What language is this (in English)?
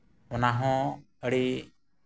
Santali